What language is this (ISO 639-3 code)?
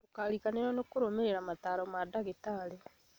kik